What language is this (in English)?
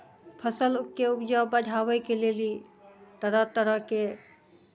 Maithili